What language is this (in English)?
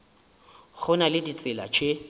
Northern Sotho